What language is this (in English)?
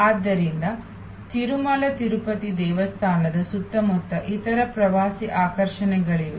Kannada